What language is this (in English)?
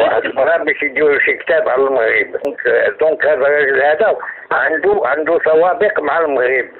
Arabic